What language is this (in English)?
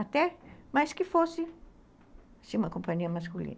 Portuguese